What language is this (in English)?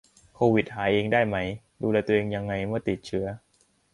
Thai